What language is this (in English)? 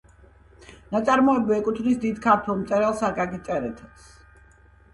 Georgian